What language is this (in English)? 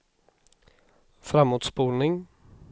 Swedish